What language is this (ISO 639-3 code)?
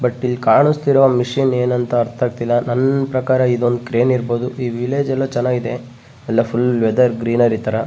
kan